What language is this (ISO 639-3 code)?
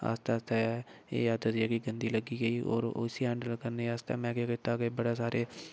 doi